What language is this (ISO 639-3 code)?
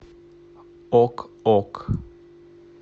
rus